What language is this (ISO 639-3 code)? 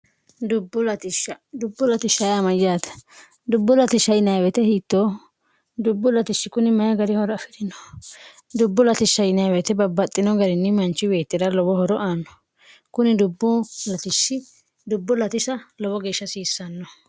sid